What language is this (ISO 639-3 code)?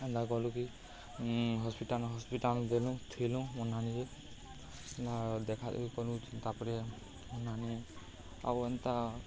ori